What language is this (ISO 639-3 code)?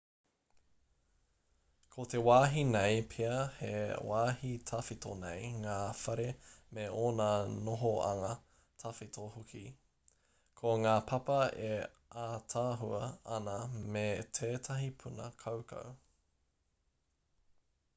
mri